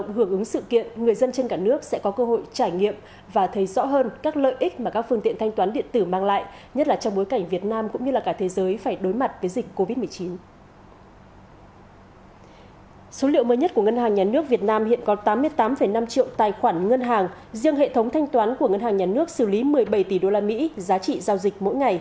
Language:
Vietnamese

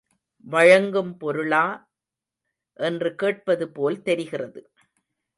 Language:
Tamil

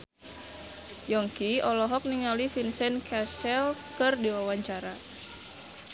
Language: Sundanese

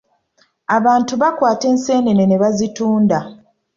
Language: Ganda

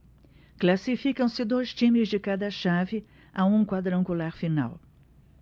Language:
Portuguese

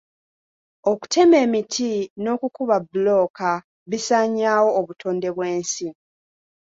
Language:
Ganda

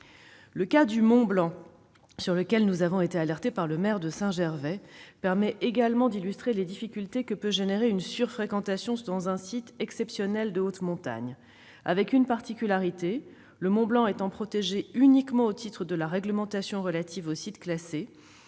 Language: French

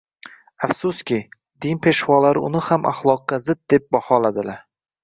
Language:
Uzbek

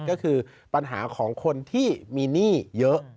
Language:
Thai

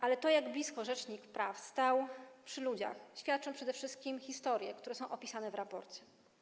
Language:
Polish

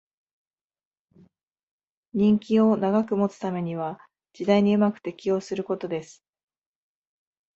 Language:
Japanese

